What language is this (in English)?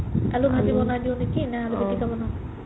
Assamese